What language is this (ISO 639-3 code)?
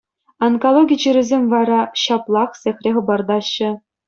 chv